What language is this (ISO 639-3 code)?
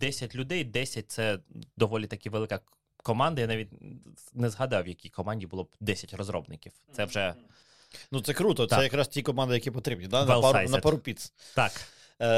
ukr